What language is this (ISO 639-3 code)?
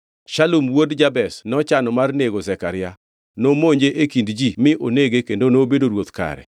luo